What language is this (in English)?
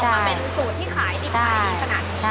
Thai